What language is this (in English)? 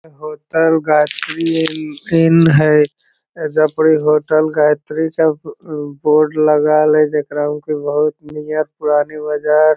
Magahi